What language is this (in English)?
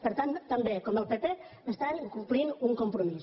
Catalan